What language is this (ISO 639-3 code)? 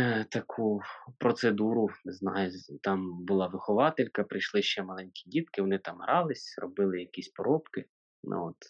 ukr